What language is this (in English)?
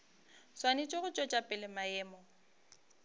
Northern Sotho